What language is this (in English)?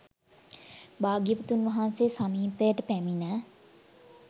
Sinhala